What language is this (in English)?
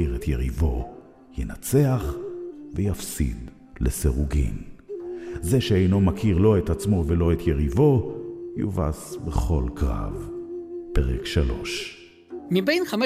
Hebrew